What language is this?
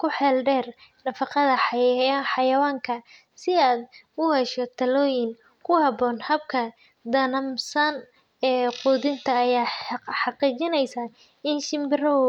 Somali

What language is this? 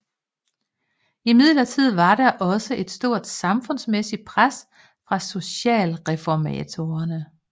Danish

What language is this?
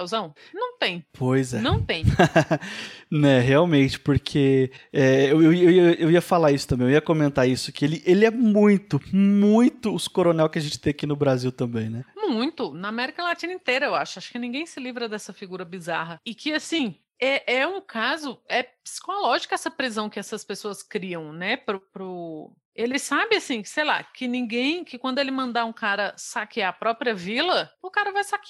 Portuguese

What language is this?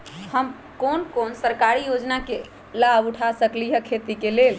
Magahi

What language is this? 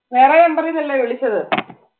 Malayalam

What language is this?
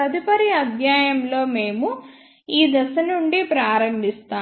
Telugu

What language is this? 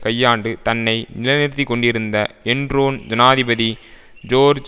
Tamil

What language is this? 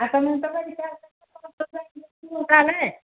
Odia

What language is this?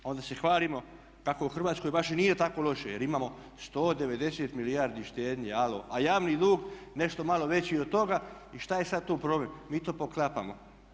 Croatian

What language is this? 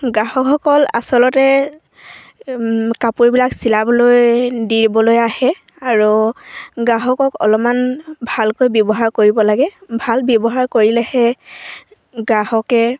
Assamese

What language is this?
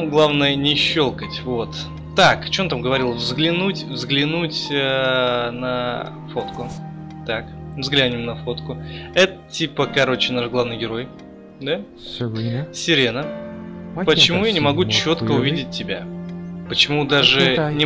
Russian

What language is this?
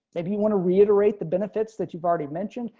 English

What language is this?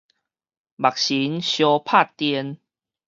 Min Nan Chinese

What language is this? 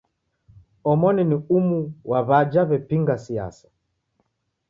Taita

